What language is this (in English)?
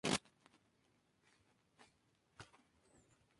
Spanish